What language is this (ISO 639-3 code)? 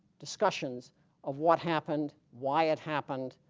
eng